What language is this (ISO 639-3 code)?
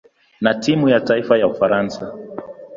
swa